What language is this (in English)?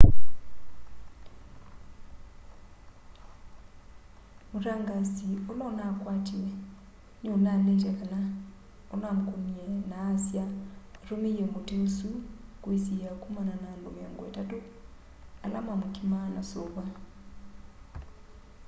Kamba